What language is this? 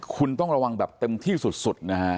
Thai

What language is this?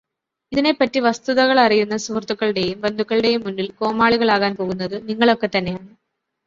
Malayalam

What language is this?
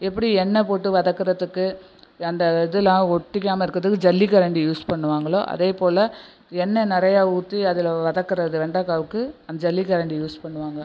Tamil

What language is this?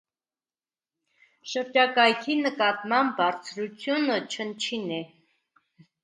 Armenian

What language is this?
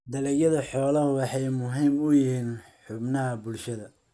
Somali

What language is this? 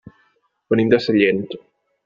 Catalan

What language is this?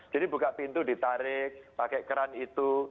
Indonesian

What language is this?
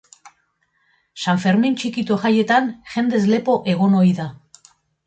Basque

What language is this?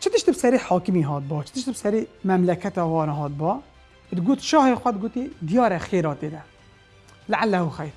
Arabic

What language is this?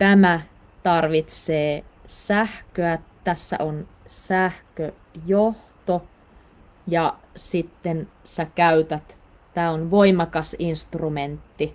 Finnish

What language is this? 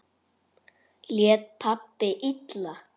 Icelandic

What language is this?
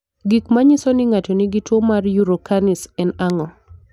Luo (Kenya and Tanzania)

